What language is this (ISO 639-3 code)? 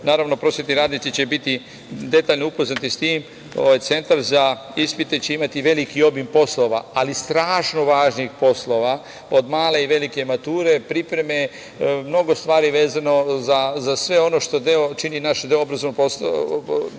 srp